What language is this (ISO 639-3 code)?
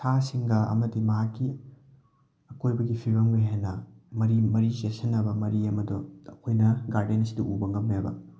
mni